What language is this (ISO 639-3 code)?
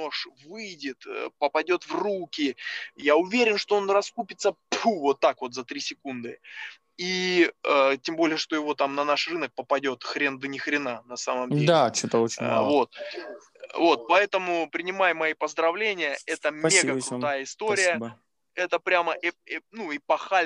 rus